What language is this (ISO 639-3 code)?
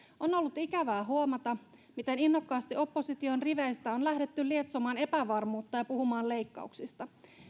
fin